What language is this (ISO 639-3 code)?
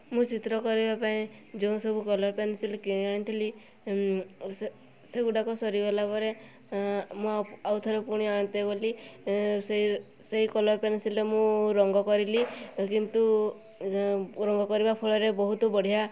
ori